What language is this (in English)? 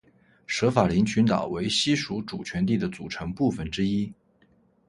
Chinese